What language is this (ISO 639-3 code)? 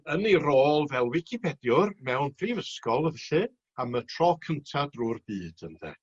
cym